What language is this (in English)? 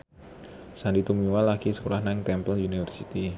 Javanese